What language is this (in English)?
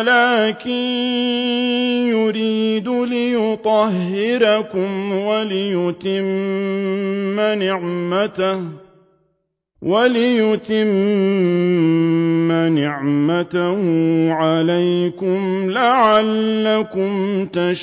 Arabic